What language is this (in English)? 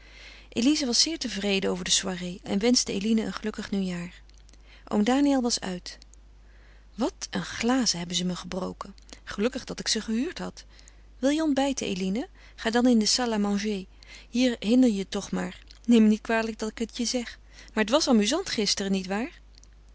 Dutch